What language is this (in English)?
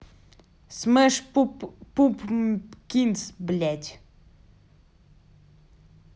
Russian